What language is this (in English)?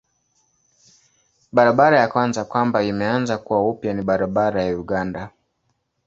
Swahili